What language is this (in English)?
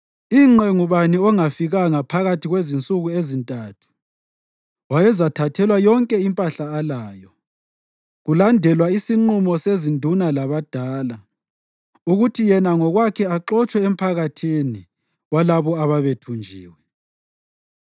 North Ndebele